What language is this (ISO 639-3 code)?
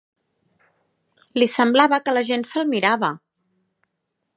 cat